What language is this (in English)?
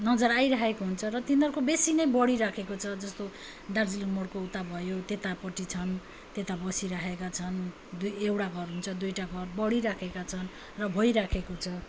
Nepali